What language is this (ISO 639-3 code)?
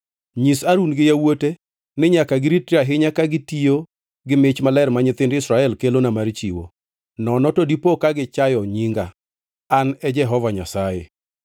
luo